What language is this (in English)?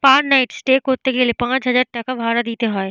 Bangla